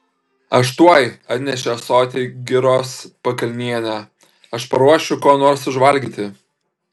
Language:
Lithuanian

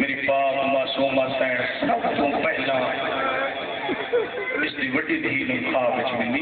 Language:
Arabic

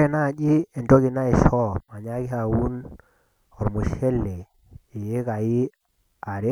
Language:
Masai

